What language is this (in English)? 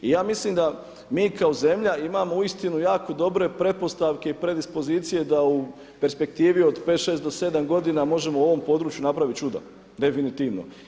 Croatian